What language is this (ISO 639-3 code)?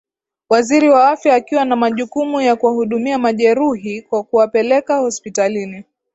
swa